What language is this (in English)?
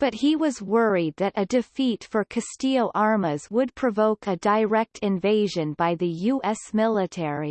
English